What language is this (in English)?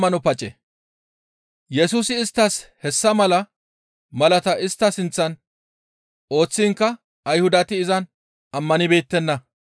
Gamo